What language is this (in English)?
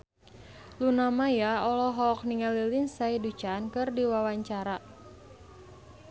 Sundanese